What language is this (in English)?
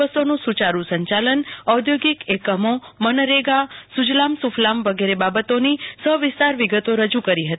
Gujarati